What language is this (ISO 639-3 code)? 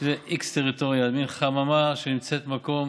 heb